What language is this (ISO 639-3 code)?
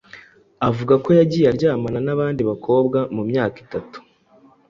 kin